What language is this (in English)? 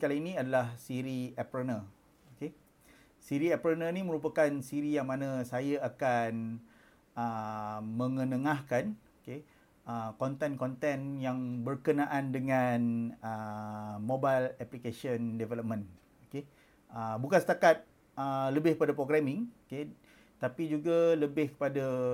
Malay